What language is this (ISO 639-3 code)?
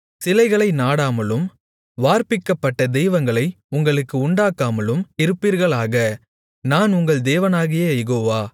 tam